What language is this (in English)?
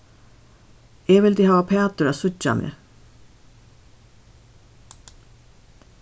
Faroese